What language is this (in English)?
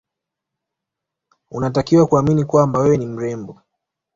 Swahili